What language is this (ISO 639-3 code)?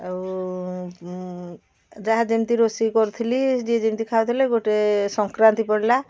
ori